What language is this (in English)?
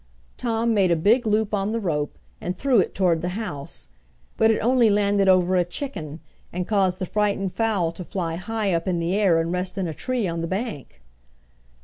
English